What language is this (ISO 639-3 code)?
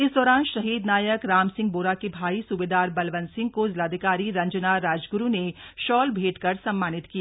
hin